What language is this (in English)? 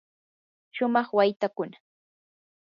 Yanahuanca Pasco Quechua